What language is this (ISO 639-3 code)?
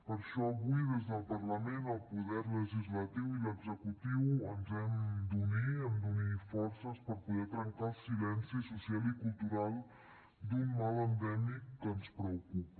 cat